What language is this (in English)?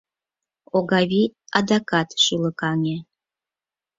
Mari